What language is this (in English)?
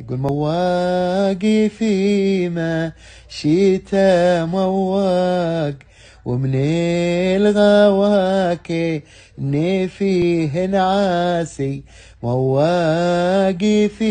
Arabic